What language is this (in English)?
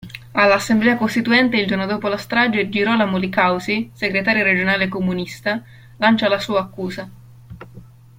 Italian